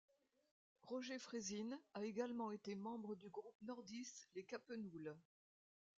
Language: French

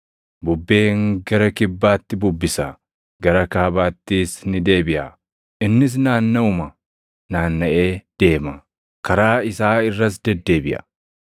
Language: Oromo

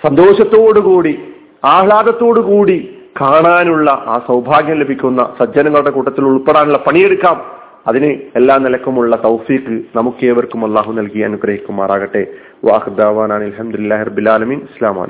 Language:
Malayalam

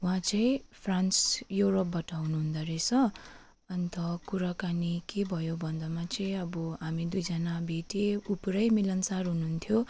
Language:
Nepali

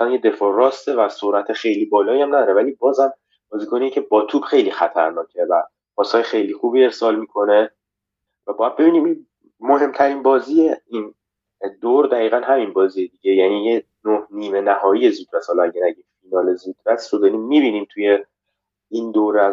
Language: Persian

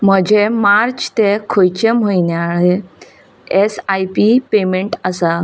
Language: Konkani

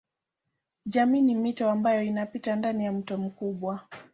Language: Swahili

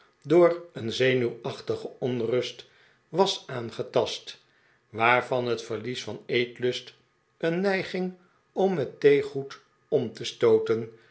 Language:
Dutch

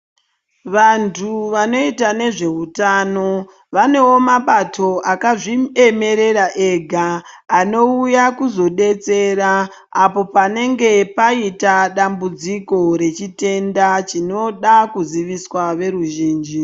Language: Ndau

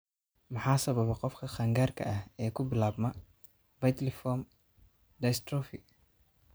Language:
Somali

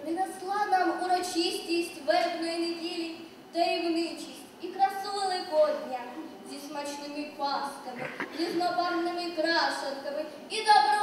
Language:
Ukrainian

